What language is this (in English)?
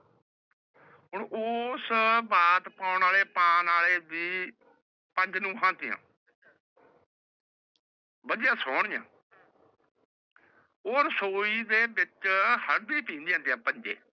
Punjabi